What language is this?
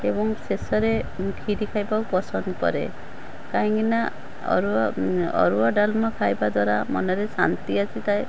Odia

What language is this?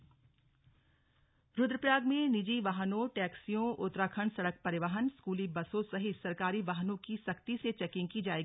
Hindi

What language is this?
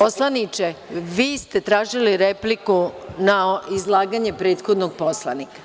Serbian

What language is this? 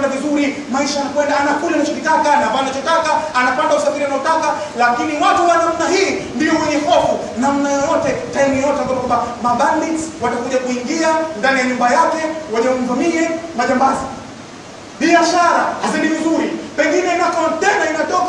Arabic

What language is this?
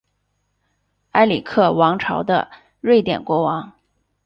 Chinese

